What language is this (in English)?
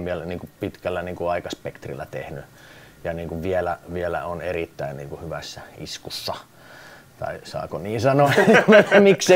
Finnish